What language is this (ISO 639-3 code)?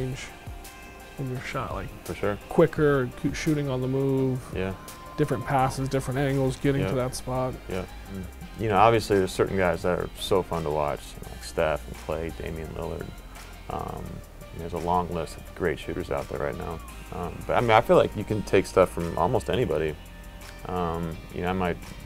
eng